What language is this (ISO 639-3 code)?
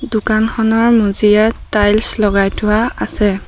asm